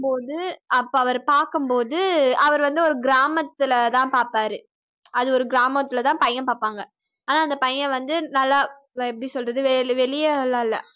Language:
Tamil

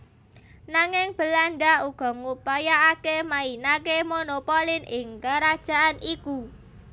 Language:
Javanese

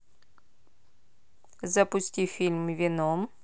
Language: Russian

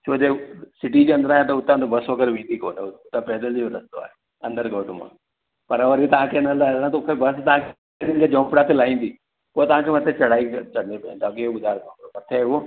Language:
Sindhi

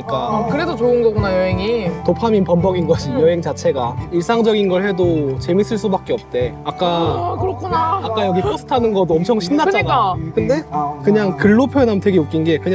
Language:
Korean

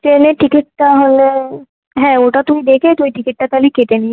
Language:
Bangla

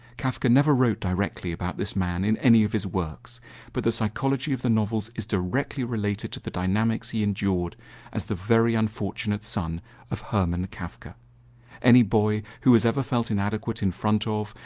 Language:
English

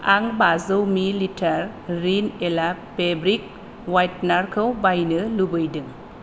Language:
Bodo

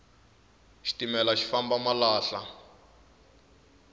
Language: Tsonga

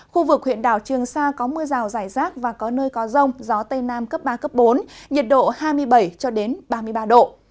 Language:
Vietnamese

